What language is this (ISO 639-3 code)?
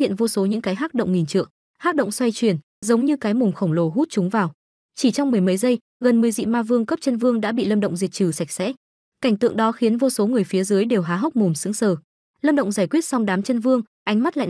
vie